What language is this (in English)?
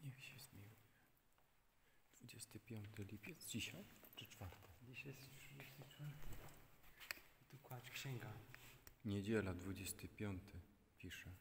Polish